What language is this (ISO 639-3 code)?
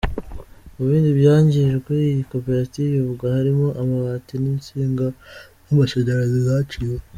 kin